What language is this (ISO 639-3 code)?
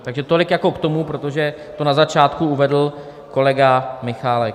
ces